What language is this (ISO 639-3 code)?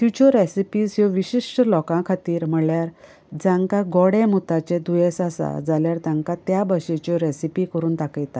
kok